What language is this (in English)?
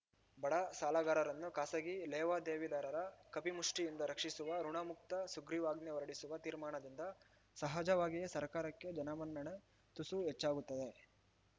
Kannada